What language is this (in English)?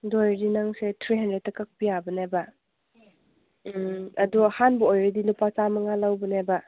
Manipuri